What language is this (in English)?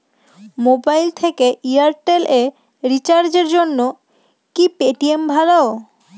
Bangla